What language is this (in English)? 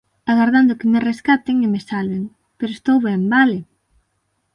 Galician